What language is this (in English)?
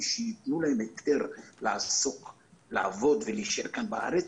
Hebrew